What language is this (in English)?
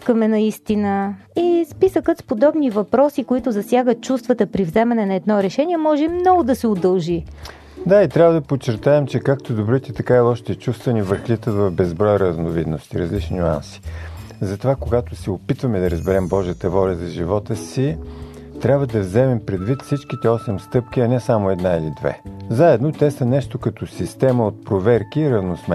Bulgarian